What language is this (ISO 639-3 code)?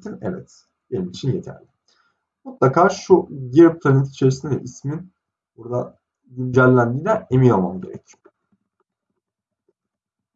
tur